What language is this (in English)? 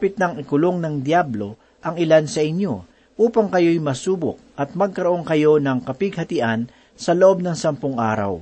Filipino